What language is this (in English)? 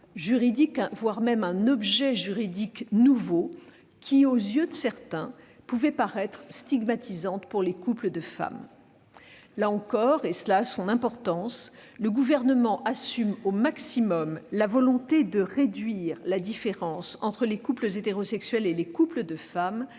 French